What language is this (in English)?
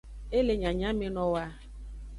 Aja (Benin)